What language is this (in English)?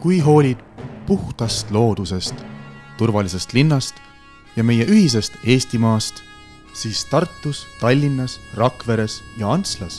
Estonian